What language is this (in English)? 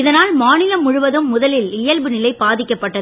Tamil